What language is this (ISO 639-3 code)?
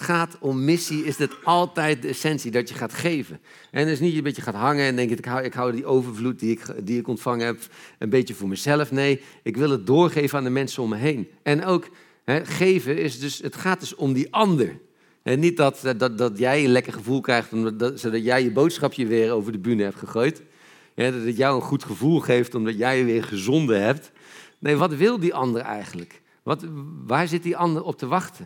nld